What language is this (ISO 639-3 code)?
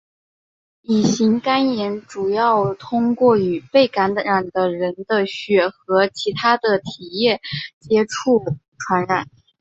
zho